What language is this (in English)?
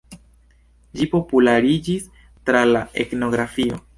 Esperanto